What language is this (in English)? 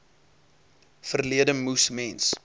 Afrikaans